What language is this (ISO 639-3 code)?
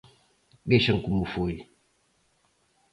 glg